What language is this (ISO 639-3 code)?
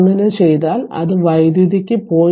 mal